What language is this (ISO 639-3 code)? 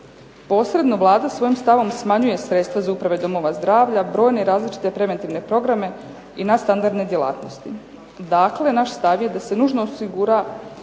hrv